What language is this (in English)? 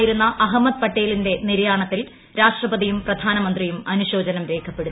Malayalam